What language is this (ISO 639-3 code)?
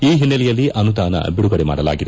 kan